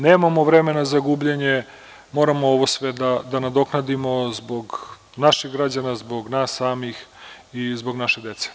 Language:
Serbian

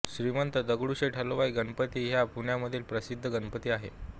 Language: Marathi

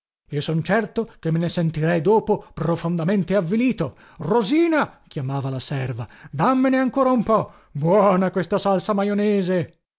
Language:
Italian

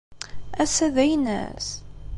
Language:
Kabyle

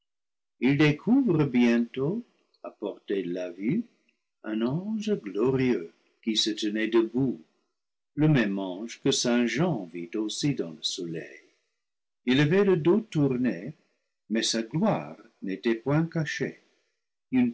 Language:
French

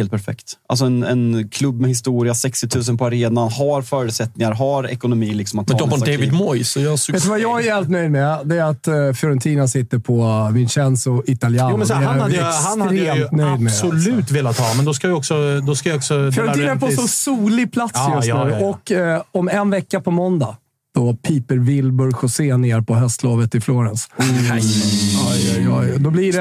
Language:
Swedish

